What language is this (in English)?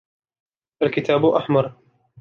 Arabic